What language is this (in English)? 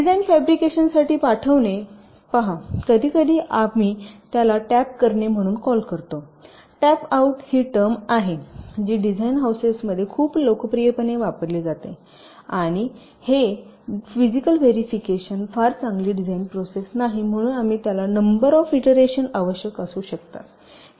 Marathi